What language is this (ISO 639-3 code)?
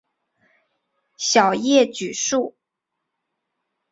zho